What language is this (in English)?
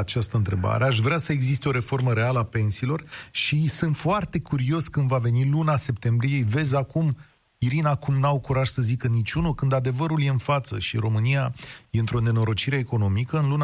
Romanian